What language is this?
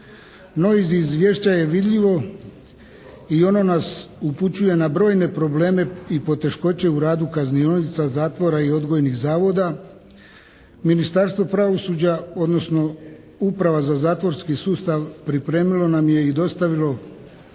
Croatian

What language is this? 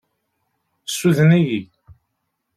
Kabyle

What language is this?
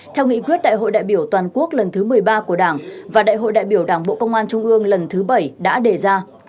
Vietnamese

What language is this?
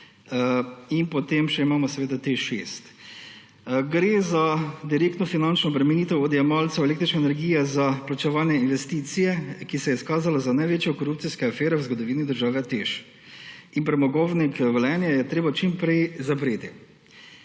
Slovenian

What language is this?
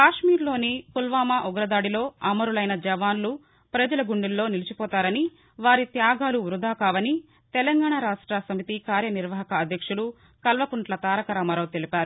Telugu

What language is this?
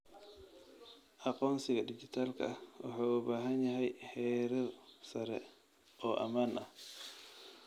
Somali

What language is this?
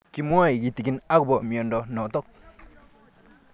Kalenjin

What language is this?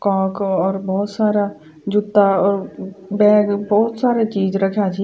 Garhwali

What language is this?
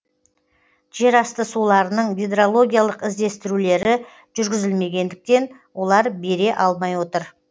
Kazakh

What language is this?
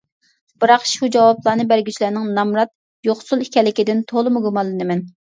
Uyghur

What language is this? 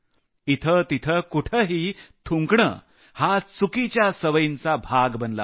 Marathi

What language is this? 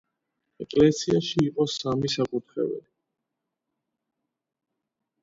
Georgian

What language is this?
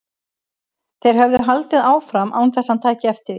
Icelandic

